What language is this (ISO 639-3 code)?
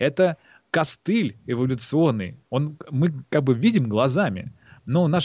rus